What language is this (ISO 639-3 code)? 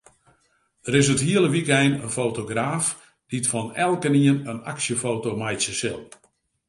fry